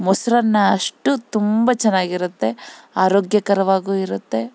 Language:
Kannada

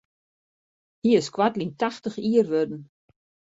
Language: Western Frisian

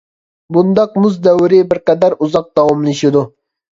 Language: Uyghur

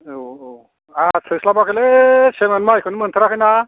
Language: Bodo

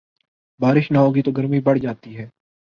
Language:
Urdu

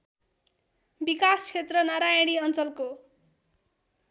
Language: Nepali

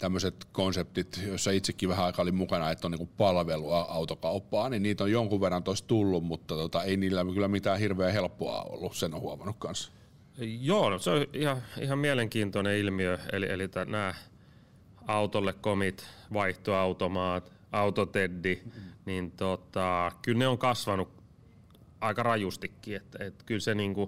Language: Finnish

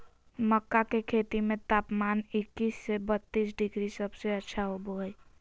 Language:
Magahi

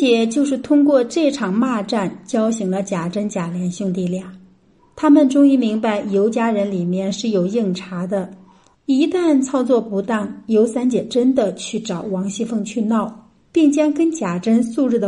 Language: Chinese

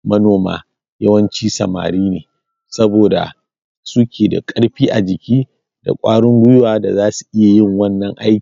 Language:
Hausa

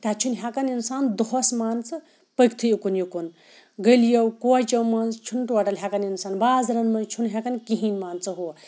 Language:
Kashmiri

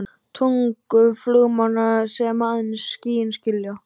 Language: Icelandic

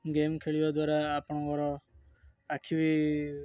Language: Odia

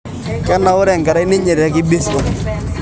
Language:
Masai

